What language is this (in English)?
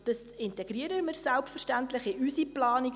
Swiss German